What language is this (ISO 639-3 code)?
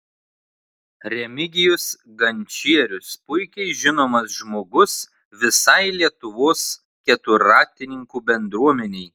lit